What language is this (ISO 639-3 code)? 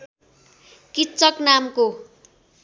nep